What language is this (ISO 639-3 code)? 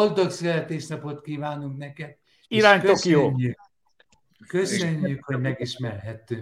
hun